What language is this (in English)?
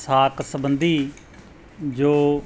Punjabi